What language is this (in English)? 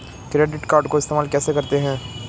Hindi